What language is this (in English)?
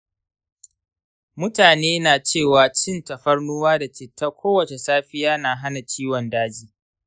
Hausa